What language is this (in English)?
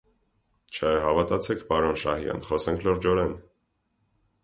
Armenian